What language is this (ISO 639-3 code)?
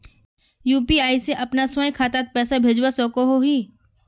mag